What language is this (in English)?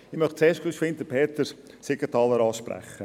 Swiss German